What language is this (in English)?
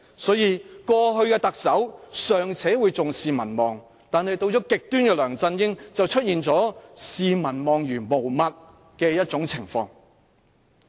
Cantonese